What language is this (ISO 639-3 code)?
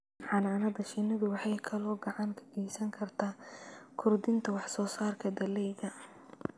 som